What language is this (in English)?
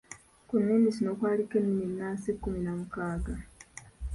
Ganda